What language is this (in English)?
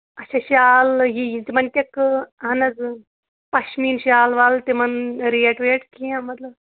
Kashmiri